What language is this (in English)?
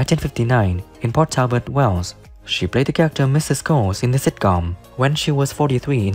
English